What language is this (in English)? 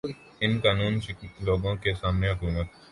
Urdu